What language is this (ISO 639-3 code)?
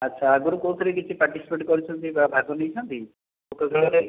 ori